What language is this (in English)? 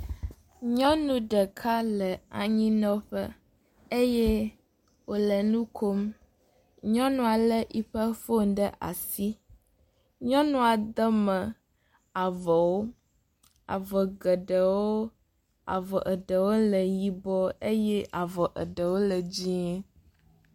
Ewe